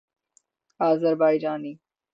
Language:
Urdu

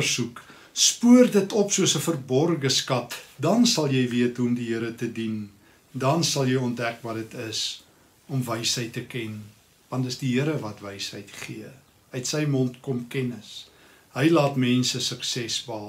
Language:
Dutch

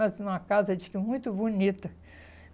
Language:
Portuguese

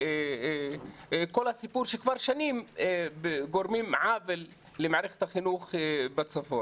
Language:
Hebrew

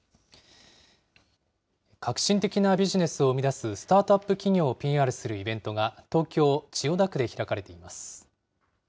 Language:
Japanese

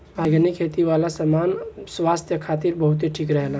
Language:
Bhojpuri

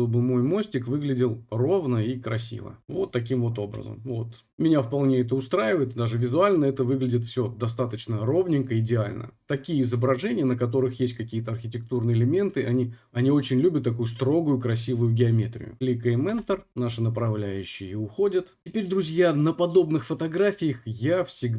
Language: Russian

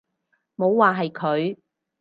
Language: Cantonese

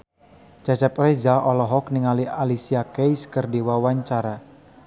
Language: Sundanese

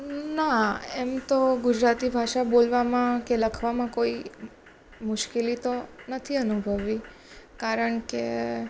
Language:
Gujarati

